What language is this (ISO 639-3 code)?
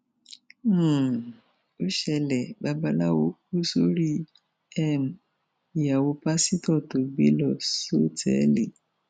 yor